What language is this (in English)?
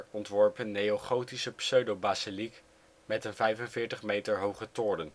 Dutch